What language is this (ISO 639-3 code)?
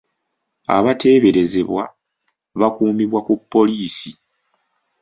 lug